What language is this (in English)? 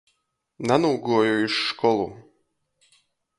Latgalian